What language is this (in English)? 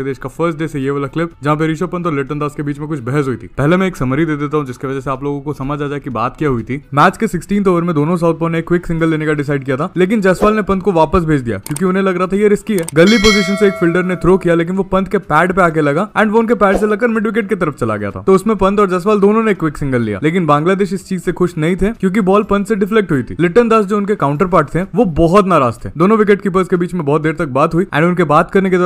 Hindi